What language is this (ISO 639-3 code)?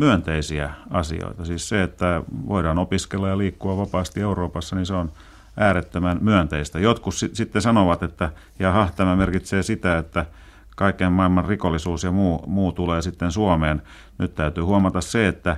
fin